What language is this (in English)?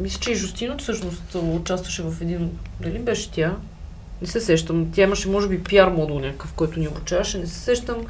Bulgarian